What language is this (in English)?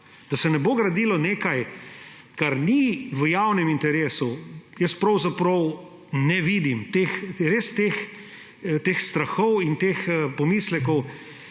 Slovenian